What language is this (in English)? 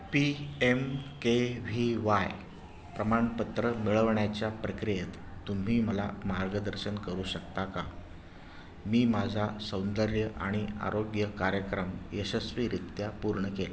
Marathi